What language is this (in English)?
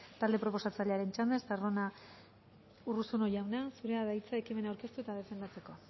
Basque